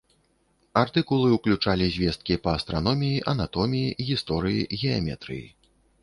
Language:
Belarusian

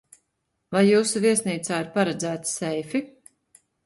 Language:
Latvian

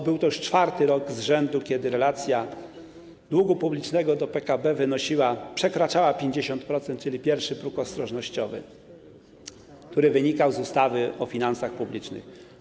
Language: Polish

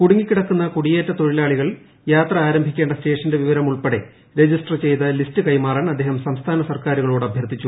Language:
Malayalam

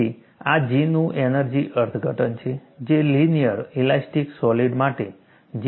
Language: Gujarati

